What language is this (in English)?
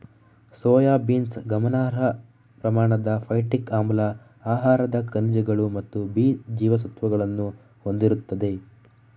Kannada